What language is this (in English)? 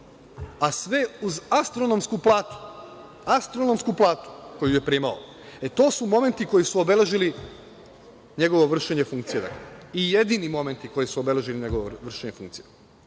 Serbian